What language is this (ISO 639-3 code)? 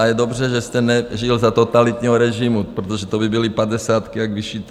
ces